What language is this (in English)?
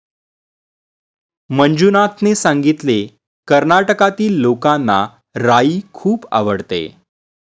Marathi